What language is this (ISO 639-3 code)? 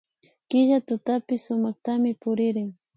qvi